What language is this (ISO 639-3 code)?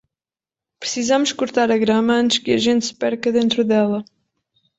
por